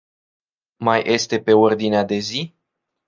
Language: Romanian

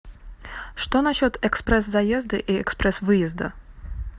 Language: Russian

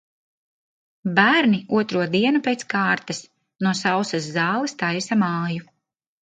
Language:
Latvian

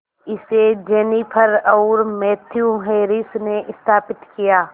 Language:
Hindi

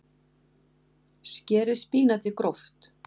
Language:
Icelandic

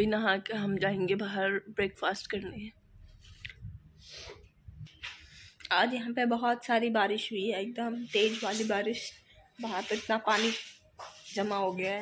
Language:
Hindi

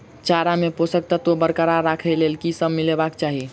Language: Maithili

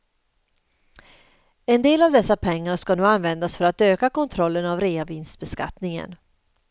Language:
Swedish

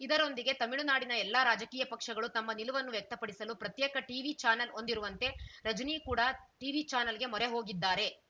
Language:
Kannada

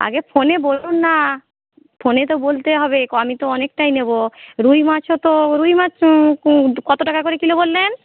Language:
Bangla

